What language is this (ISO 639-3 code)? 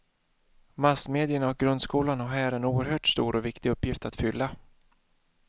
swe